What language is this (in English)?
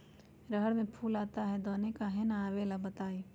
Magahi